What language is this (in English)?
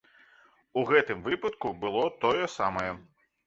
Belarusian